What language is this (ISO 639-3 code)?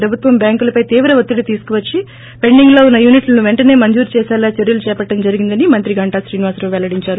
tel